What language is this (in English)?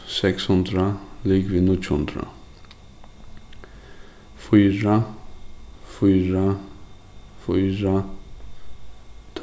Faroese